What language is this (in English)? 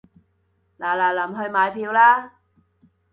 Cantonese